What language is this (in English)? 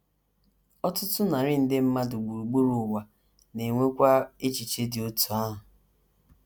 Igbo